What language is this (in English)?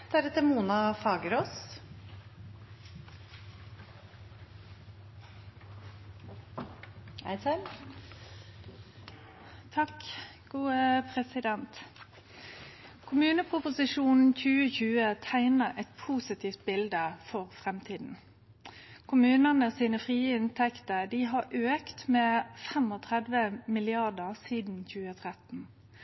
Norwegian